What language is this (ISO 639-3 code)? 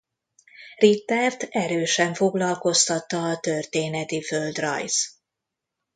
hun